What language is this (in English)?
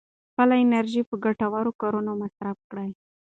Pashto